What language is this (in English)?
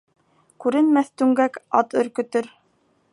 Bashkir